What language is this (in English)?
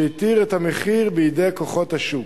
Hebrew